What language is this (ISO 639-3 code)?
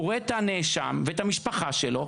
heb